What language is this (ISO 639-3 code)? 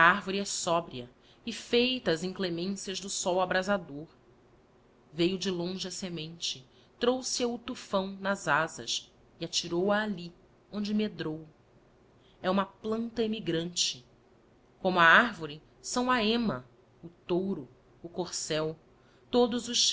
por